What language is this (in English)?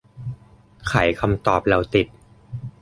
Thai